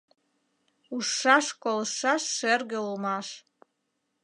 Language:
Mari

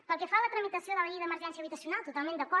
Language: Catalan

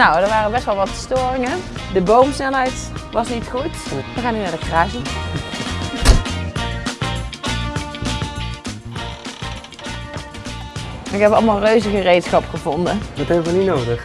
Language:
Dutch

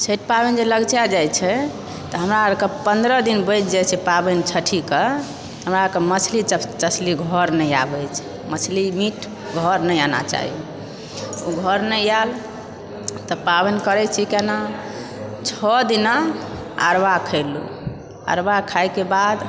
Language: Maithili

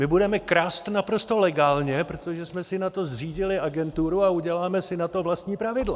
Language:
Czech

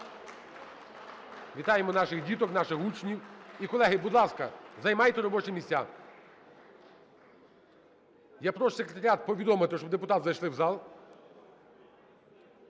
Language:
Ukrainian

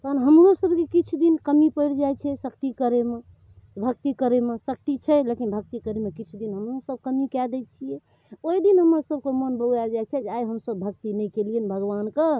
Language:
Maithili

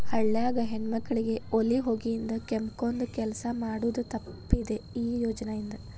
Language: Kannada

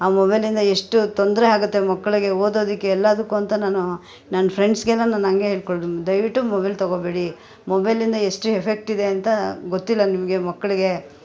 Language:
Kannada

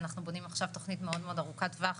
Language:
Hebrew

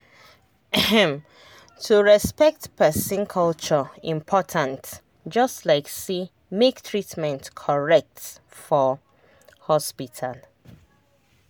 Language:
Nigerian Pidgin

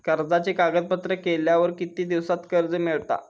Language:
Marathi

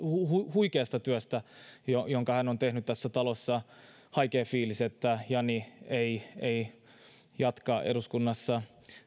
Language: Finnish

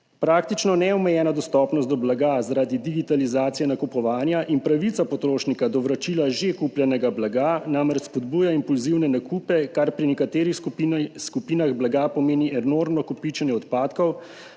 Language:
Slovenian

